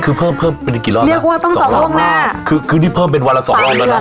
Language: Thai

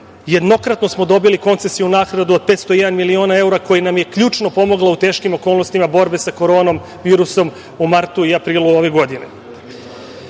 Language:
Serbian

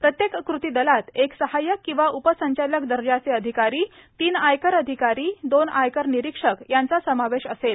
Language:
Marathi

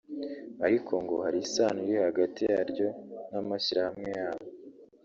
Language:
Kinyarwanda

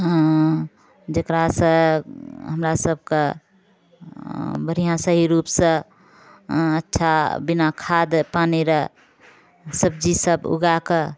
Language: Maithili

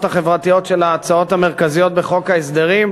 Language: Hebrew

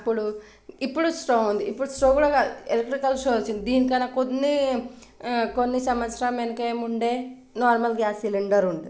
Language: Telugu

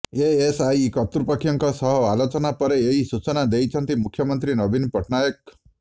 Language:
Odia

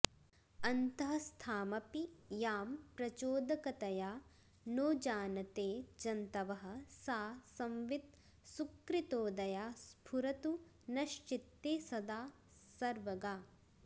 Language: Sanskrit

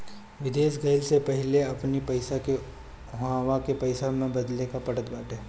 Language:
Bhojpuri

